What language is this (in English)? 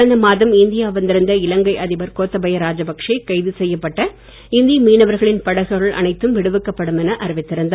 Tamil